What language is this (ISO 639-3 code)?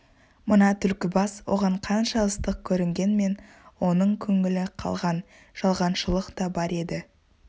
kaz